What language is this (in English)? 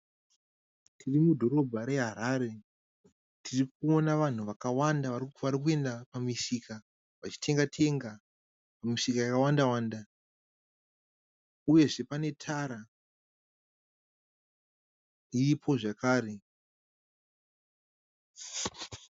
Shona